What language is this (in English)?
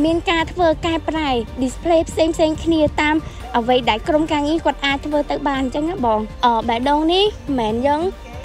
Vietnamese